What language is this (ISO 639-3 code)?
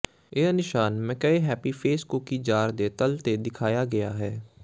pan